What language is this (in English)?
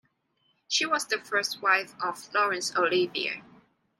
English